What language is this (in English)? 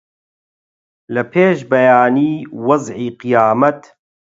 Central Kurdish